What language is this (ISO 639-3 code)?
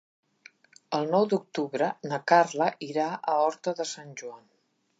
cat